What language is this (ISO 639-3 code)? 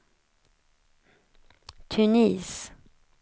swe